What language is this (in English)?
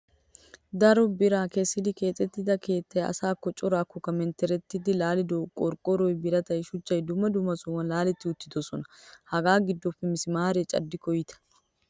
Wolaytta